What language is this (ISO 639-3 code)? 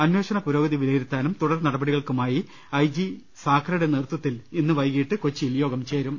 mal